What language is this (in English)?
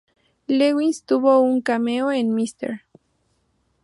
Spanish